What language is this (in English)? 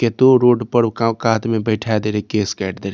Maithili